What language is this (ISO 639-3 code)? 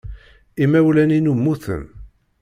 kab